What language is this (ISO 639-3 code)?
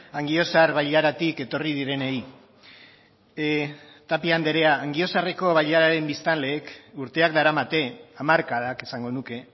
eus